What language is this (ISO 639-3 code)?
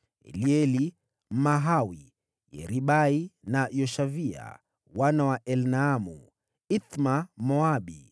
swa